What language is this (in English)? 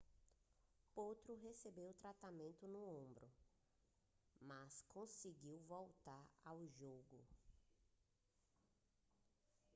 Portuguese